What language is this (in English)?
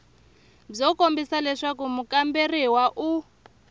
Tsonga